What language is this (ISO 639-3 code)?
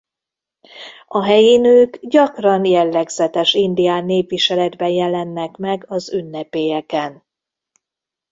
hun